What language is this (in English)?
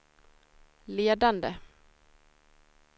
Swedish